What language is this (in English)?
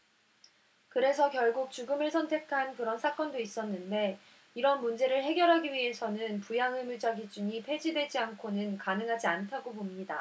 Korean